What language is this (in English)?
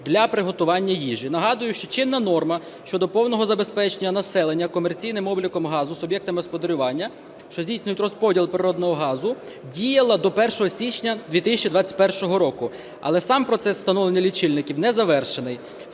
Ukrainian